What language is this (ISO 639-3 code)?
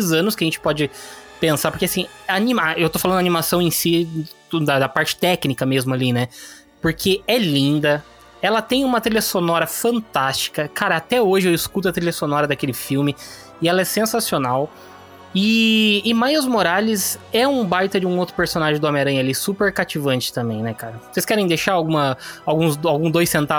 por